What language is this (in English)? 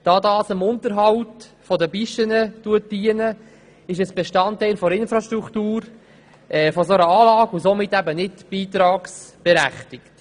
Swiss German